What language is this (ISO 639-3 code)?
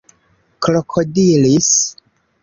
epo